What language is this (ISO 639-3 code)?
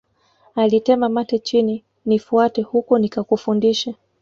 swa